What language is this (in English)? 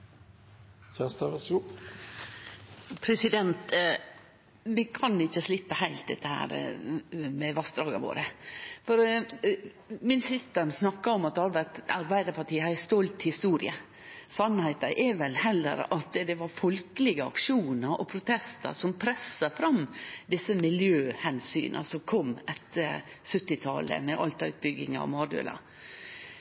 Norwegian